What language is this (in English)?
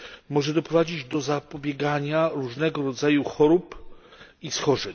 Polish